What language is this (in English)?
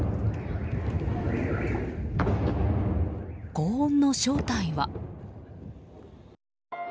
Japanese